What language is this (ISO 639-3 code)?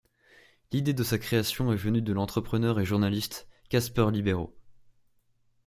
fra